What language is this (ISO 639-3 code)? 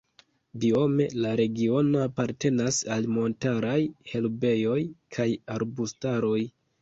epo